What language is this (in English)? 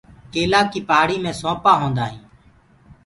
Gurgula